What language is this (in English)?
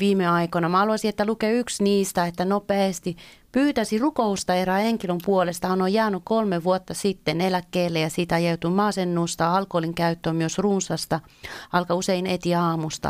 Finnish